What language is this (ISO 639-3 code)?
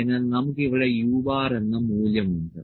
mal